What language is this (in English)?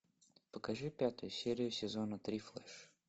Russian